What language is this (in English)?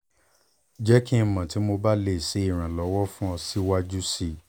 Yoruba